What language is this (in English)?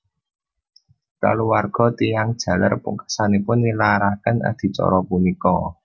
Javanese